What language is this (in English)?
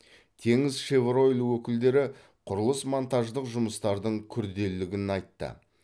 Kazakh